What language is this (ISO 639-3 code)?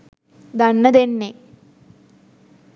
sin